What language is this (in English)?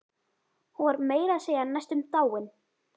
Icelandic